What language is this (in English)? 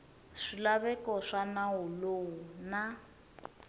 Tsonga